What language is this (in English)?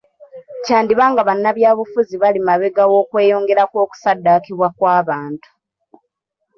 Ganda